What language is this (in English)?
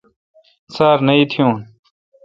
Kalkoti